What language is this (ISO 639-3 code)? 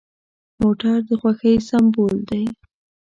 pus